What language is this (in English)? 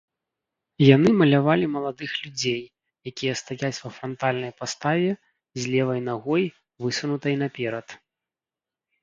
Belarusian